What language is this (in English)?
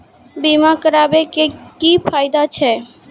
Maithili